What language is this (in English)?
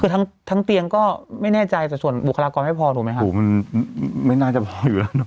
Thai